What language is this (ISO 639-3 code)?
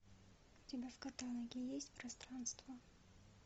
rus